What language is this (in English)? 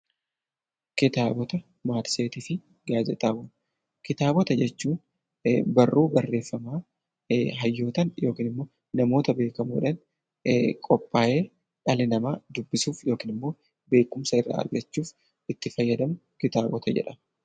Oromo